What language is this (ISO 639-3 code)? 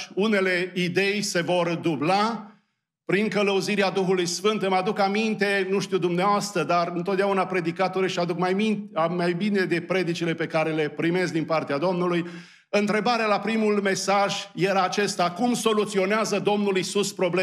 ron